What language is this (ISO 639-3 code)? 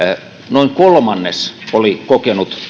fin